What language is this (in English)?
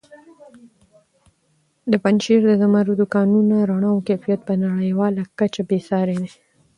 Pashto